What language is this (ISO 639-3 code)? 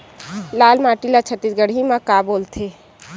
hne